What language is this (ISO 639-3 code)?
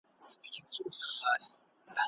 pus